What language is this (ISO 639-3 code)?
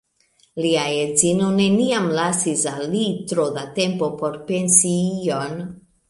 epo